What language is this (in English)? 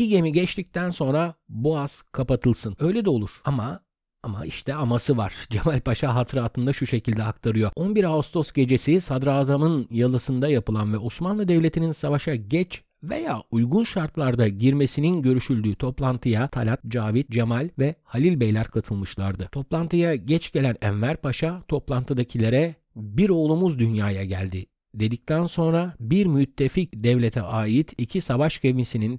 Turkish